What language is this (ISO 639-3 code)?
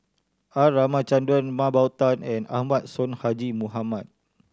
eng